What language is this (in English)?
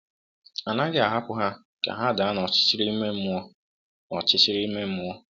Igbo